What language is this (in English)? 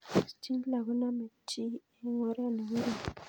Kalenjin